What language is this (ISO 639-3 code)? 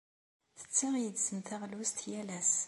kab